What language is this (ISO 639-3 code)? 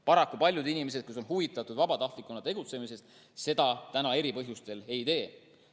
est